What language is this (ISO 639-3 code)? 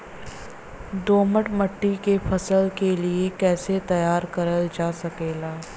bho